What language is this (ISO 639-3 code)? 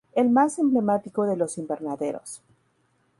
spa